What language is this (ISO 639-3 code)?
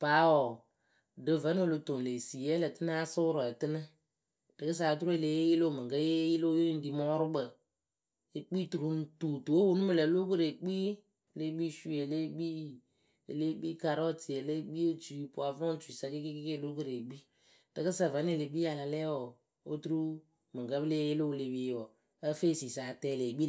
keu